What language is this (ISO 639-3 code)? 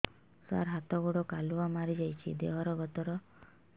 ori